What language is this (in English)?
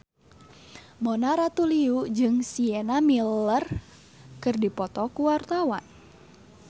Sundanese